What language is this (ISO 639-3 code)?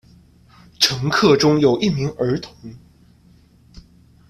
zho